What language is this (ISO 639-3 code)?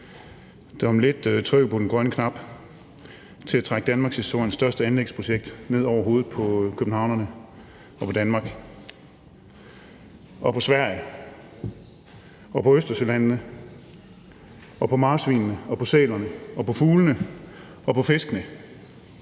dan